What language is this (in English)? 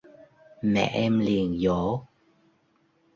Vietnamese